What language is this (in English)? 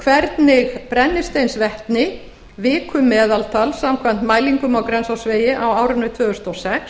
Icelandic